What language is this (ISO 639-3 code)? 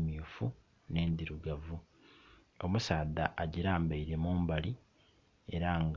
xog